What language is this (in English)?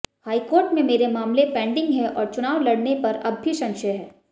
Hindi